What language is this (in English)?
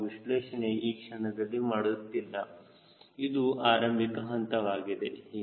Kannada